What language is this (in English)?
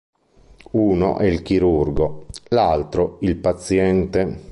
Italian